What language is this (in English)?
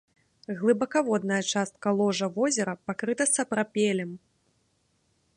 Belarusian